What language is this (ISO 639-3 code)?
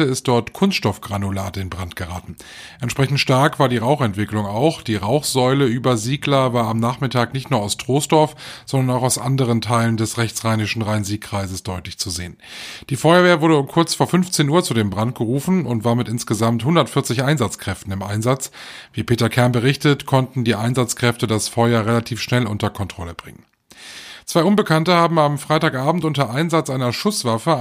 deu